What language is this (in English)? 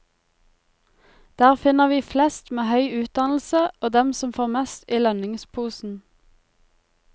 Norwegian